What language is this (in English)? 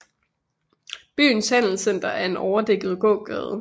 Danish